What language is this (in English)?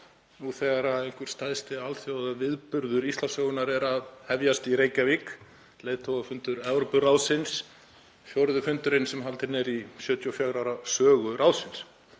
Icelandic